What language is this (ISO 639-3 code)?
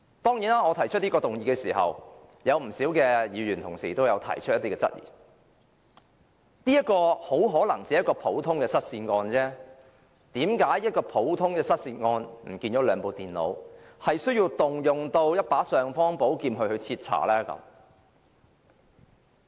yue